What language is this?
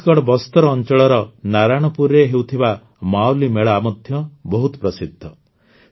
Odia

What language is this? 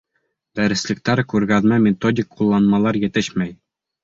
Bashkir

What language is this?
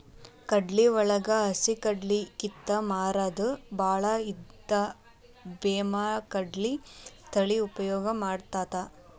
Kannada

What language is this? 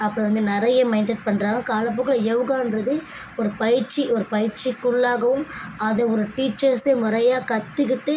Tamil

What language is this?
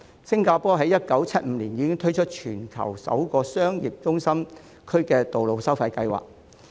Cantonese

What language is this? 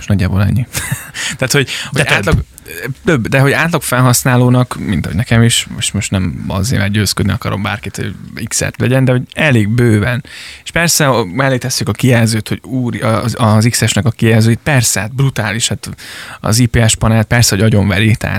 Hungarian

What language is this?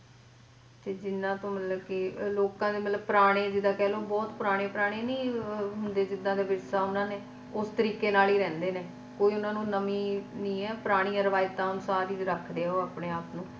Punjabi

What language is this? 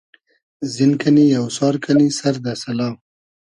Hazaragi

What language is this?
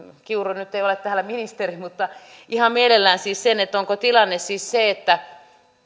Finnish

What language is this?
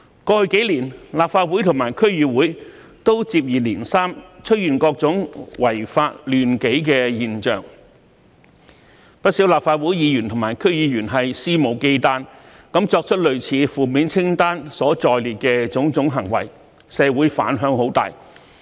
Cantonese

